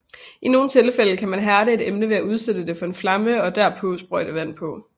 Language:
Danish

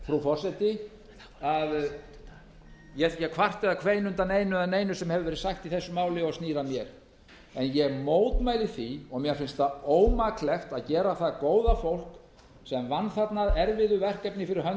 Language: Icelandic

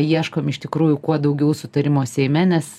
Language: Lithuanian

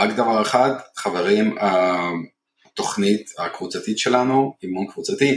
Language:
Hebrew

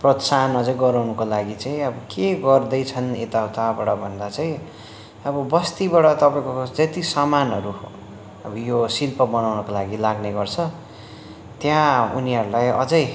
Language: Nepali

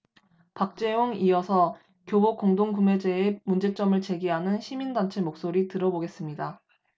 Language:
Korean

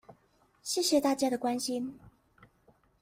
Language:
Chinese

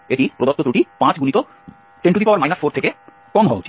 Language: Bangla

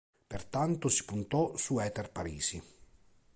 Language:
Italian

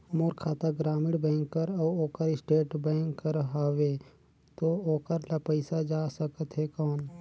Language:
Chhattisgarhi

